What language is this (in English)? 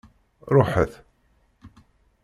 Kabyle